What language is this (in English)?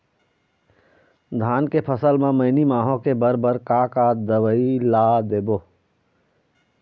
Chhattisgarhi